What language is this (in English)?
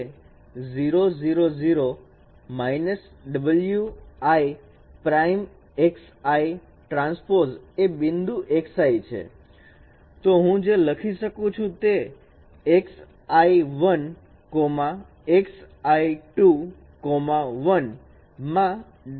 Gujarati